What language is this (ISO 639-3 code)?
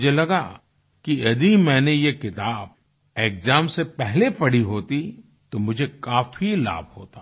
hin